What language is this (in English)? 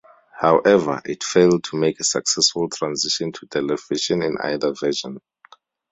English